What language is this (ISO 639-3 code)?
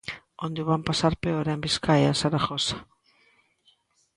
glg